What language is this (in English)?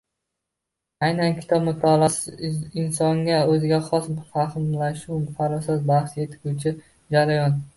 Uzbek